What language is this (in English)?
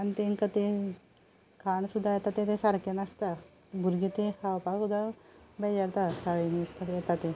Konkani